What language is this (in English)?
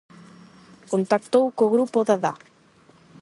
Galician